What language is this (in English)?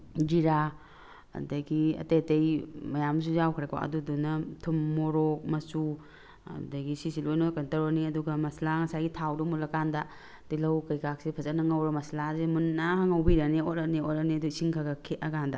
Manipuri